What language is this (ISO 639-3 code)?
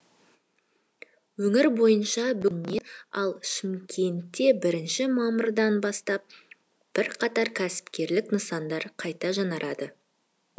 kaz